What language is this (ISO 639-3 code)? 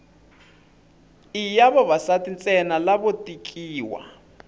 tso